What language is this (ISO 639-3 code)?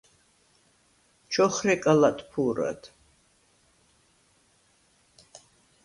sva